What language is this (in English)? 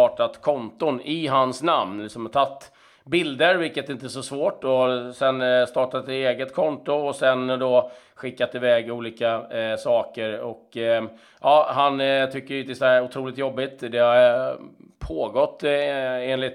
Swedish